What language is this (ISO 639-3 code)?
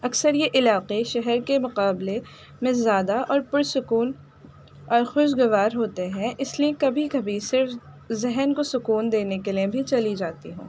urd